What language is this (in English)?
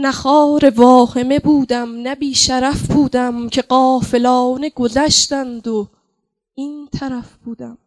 Persian